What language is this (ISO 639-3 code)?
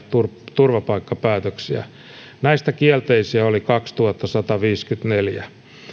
fin